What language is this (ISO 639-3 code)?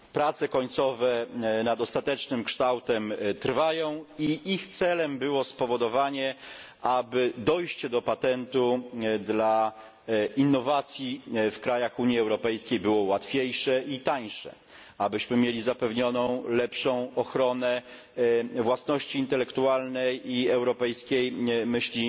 pol